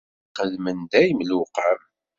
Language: Kabyle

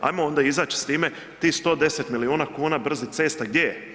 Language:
Croatian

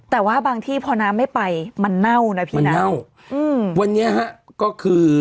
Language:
Thai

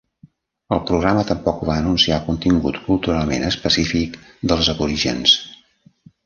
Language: Catalan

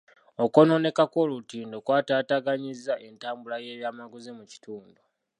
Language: Ganda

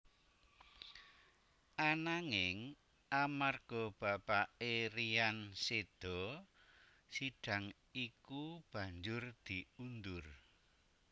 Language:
Javanese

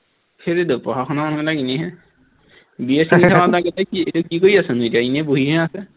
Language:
Assamese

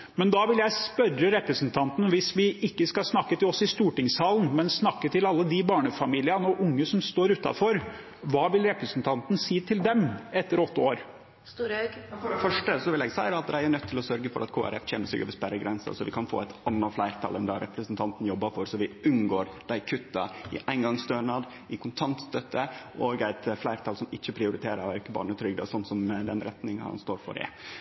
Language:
Norwegian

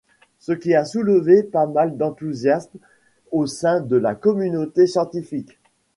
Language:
French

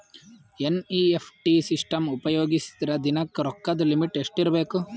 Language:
Kannada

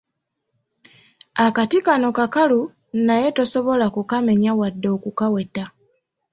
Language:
Ganda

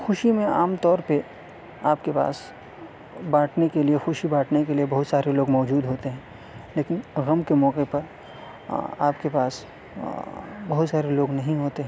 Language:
Urdu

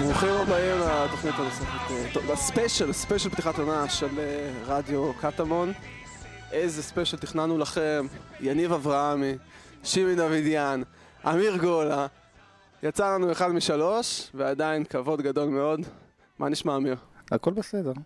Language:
Hebrew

